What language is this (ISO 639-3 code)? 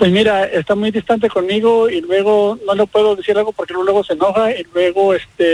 spa